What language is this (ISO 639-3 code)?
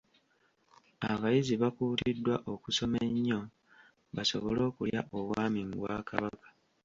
lug